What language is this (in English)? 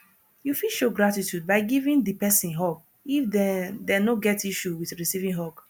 Nigerian Pidgin